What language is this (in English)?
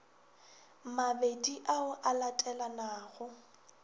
Northern Sotho